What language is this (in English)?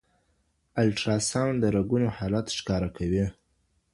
Pashto